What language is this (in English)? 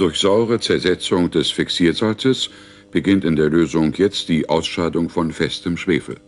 German